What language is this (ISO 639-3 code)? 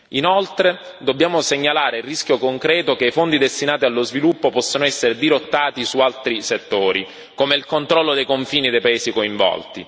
ita